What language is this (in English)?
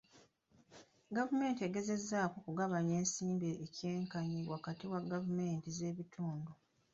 Ganda